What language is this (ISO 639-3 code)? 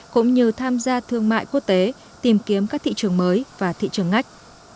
vie